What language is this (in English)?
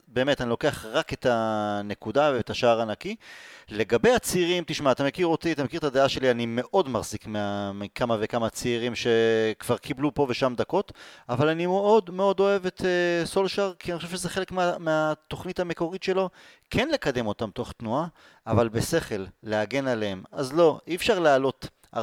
Hebrew